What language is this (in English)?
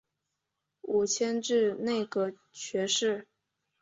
Chinese